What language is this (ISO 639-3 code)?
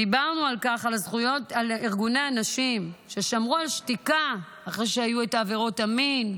heb